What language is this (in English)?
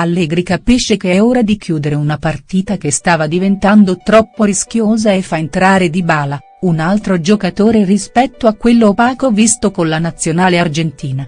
Italian